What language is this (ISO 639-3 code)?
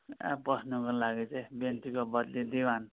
nep